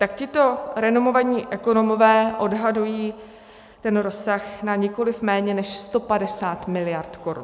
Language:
Czech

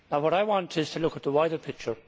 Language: English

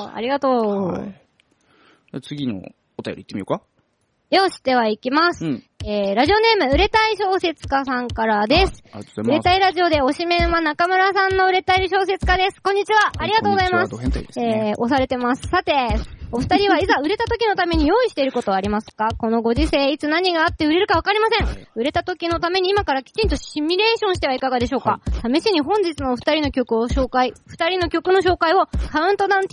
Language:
Japanese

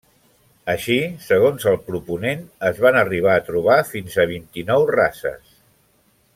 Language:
Catalan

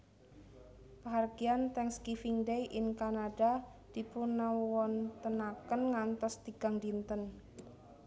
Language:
Javanese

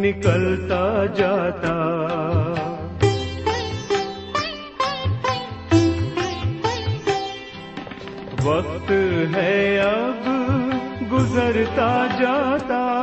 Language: Urdu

